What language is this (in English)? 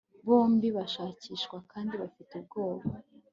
Kinyarwanda